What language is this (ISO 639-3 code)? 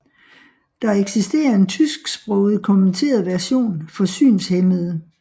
dan